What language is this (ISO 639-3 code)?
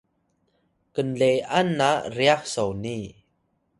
tay